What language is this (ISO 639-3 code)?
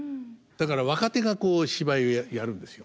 jpn